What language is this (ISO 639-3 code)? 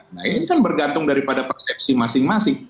ind